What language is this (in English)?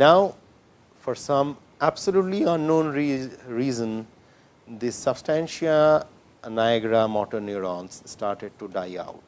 English